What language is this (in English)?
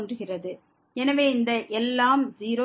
Tamil